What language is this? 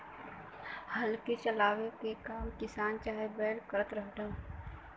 Bhojpuri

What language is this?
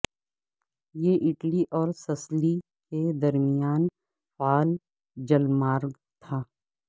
Urdu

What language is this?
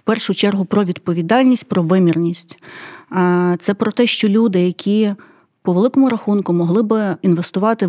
Ukrainian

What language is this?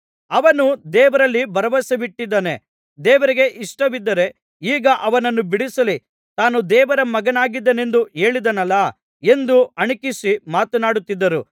Kannada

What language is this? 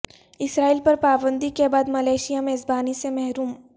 Urdu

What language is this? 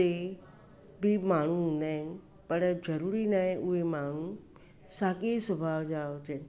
Sindhi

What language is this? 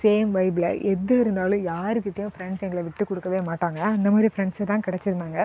Tamil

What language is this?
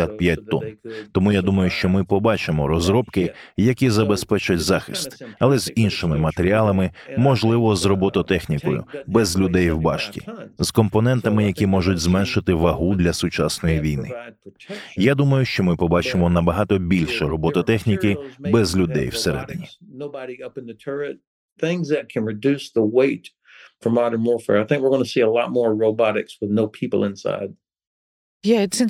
Ukrainian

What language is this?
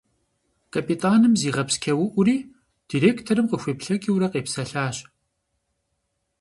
Kabardian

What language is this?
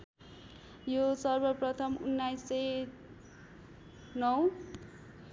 Nepali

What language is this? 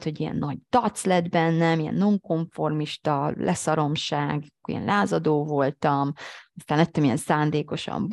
Hungarian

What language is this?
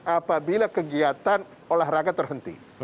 Indonesian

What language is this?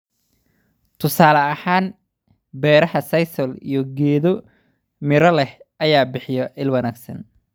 Somali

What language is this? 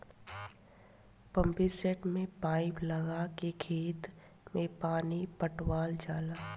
Bhojpuri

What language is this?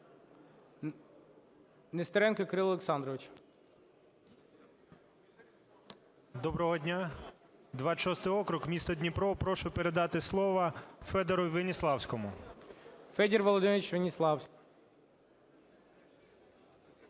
Ukrainian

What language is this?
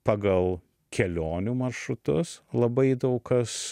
Lithuanian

